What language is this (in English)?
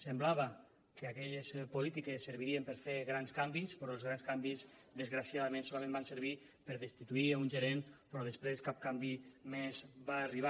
Catalan